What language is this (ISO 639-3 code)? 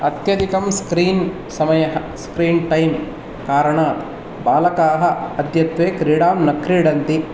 san